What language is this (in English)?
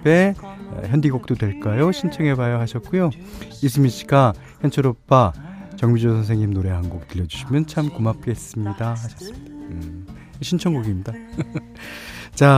Korean